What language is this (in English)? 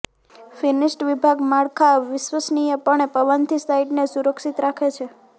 Gujarati